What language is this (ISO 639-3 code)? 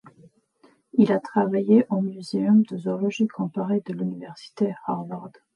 fra